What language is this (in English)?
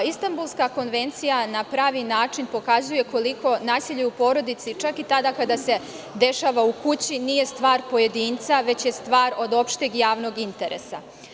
Serbian